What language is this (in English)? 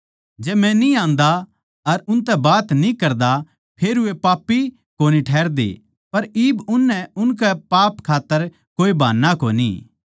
Haryanvi